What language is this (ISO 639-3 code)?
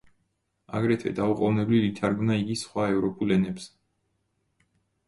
kat